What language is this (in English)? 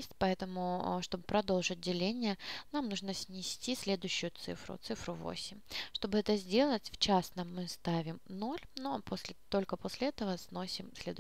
Russian